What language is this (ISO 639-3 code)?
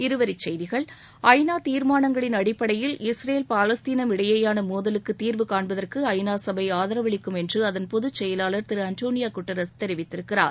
tam